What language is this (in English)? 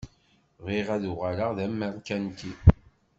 Kabyle